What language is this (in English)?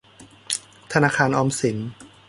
Thai